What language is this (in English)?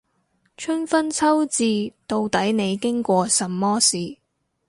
Cantonese